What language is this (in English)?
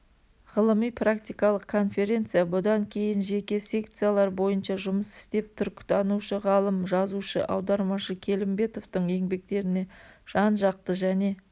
Kazakh